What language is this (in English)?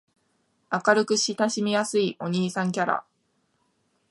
Japanese